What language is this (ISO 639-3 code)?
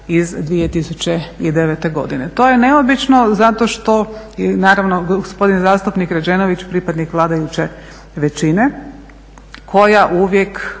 hrv